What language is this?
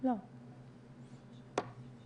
Hebrew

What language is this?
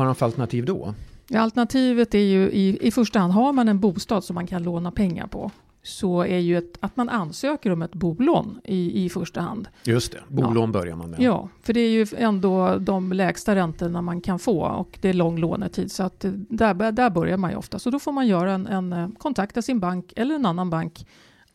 Swedish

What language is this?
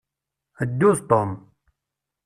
Kabyle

